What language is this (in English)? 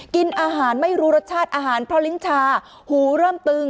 Thai